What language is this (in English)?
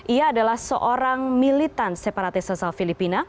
Indonesian